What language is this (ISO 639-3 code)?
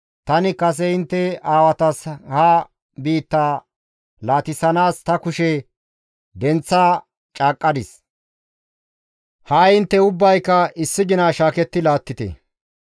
gmv